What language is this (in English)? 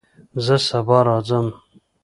Pashto